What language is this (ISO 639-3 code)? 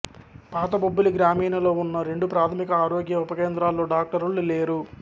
tel